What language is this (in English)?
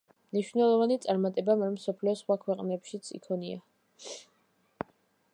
Georgian